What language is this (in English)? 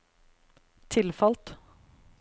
Norwegian